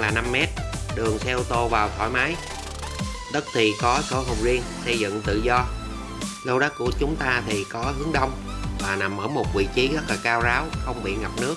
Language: Vietnamese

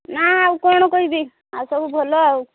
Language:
Odia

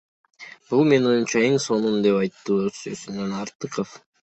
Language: Kyrgyz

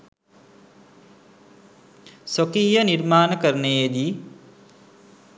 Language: Sinhala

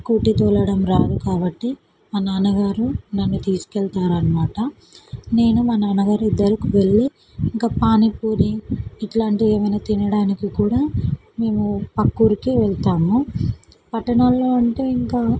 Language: Telugu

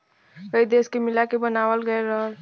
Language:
Bhojpuri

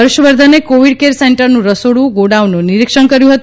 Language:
Gujarati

